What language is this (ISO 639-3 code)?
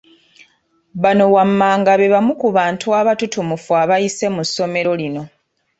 lug